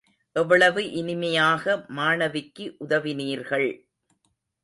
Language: Tamil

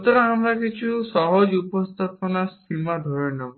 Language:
Bangla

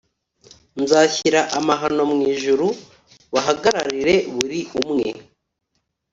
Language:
Kinyarwanda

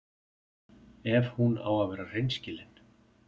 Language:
Icelandic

